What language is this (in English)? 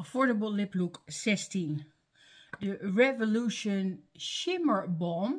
Dutch